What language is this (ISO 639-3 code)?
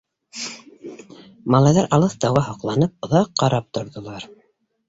bak